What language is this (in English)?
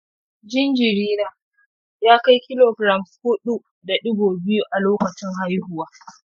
Hausa